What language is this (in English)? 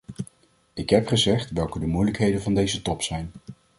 Dutch